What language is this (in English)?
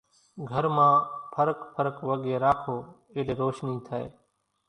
Kachi Koli